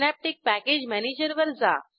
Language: Marathi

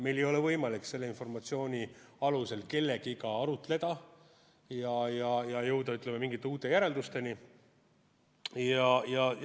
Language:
Estonian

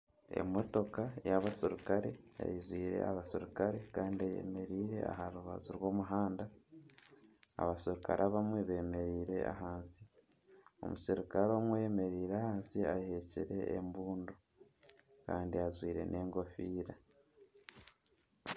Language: Nyankole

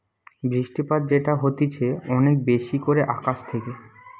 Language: Bangla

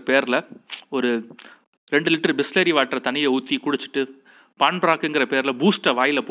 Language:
Tamil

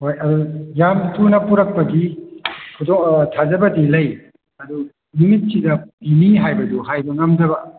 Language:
Manipuri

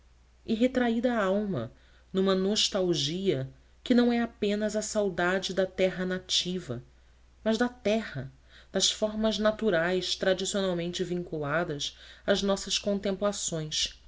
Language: Portuguese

